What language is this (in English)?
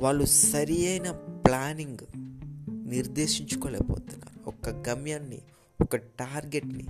Telugu